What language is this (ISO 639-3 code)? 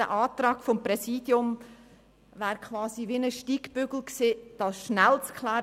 gsw